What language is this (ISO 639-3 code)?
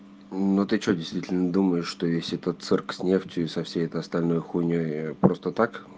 rus